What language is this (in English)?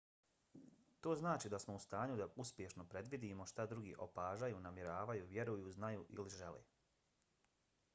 Bosnian